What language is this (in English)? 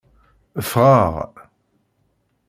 Kabyle